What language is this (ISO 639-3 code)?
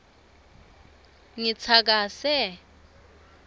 ssw